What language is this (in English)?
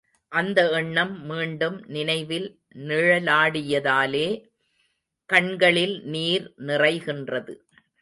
Tamil